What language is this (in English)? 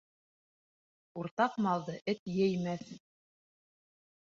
Bashkir